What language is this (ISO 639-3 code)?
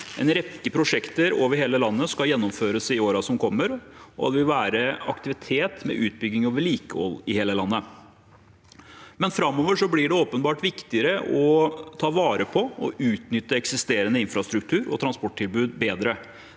nor